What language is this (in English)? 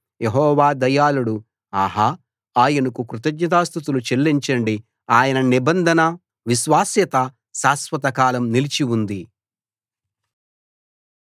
Telugu